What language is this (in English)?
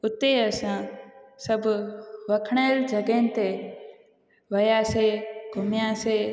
Sindhi